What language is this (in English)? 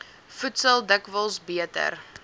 Afrikaans